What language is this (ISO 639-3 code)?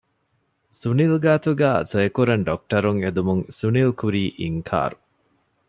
div